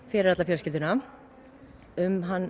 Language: Icelandic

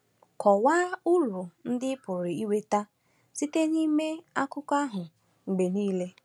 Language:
Igbo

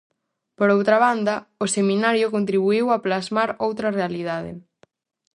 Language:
Galician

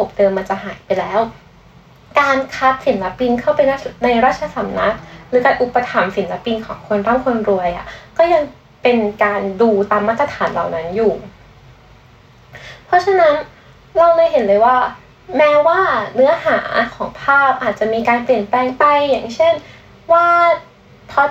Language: Thai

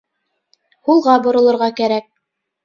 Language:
Bashkir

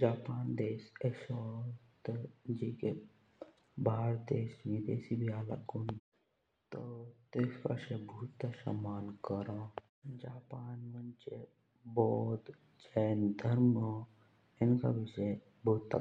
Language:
Jaunsari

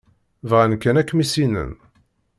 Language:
Kabyle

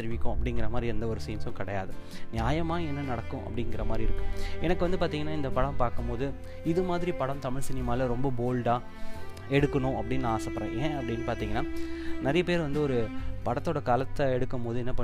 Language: Tamil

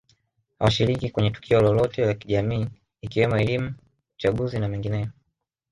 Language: Swahili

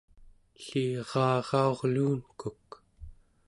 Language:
Central Yupik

